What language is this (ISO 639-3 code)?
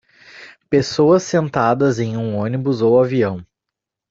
por